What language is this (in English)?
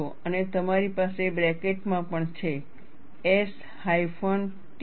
Gujarati